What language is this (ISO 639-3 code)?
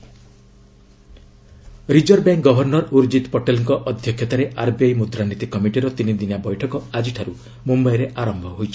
ori